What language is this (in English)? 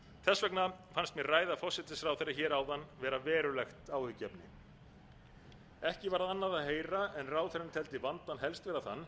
Icelandic